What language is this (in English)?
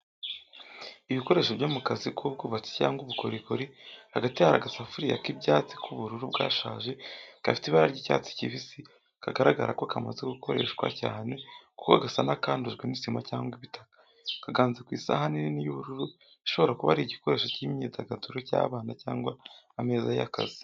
Kinyarwanda